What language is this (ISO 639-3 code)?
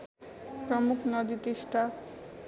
nep